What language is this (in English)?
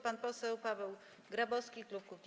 Polish